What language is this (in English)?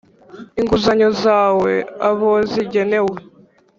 Kinyarwanda